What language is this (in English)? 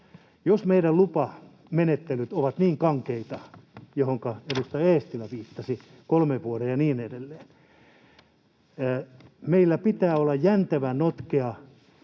Finnish